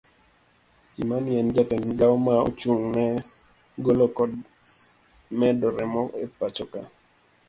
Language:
Luo (Kenya and Tanzania)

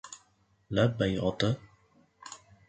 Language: Uzbek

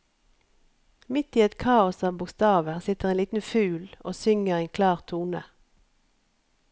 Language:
Norwegian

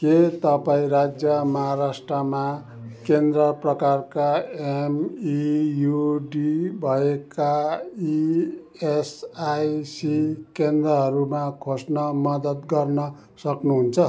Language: Nepali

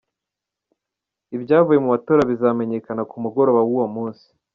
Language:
Kinyarwanda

